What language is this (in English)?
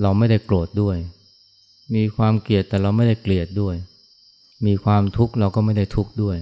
Thai